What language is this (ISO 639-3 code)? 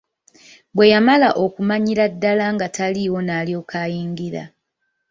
lug